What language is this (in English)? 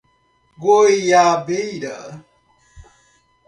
Portuguese